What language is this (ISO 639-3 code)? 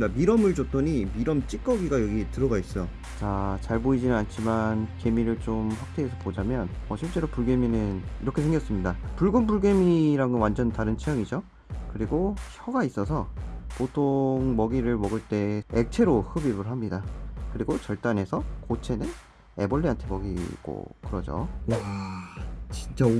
kor